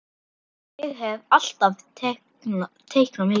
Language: Icelandic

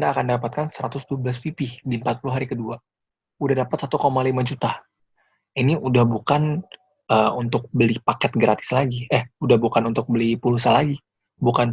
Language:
Indonesian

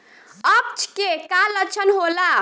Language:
Bhojpuri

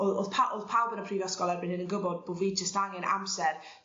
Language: Welsh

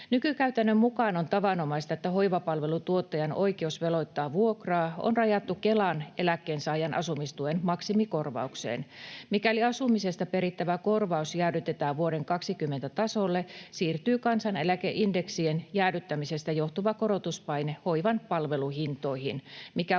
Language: Finnish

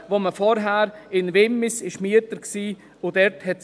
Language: Swiss German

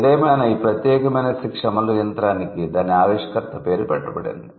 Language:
Telugu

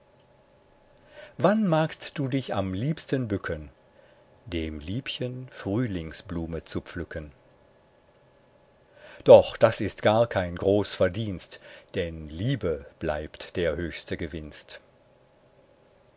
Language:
German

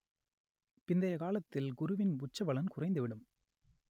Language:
Tamil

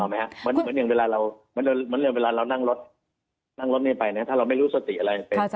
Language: Thai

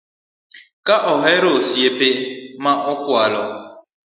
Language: Luo (Kenya and Tanzania)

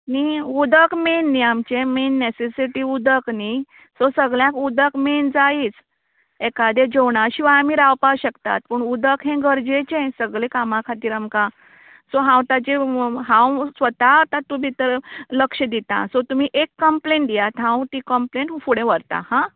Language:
Konkani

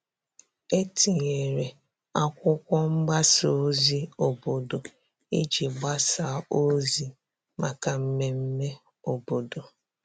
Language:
Igbo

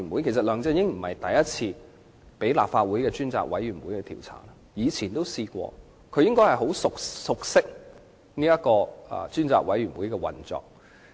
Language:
Cantonese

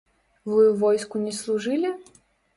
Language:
Belarusian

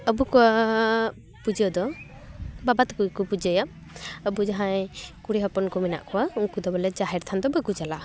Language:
Santali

